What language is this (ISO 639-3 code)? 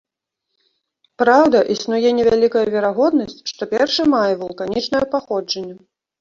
bel